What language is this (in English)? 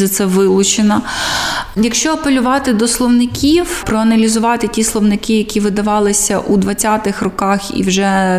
Ukrainian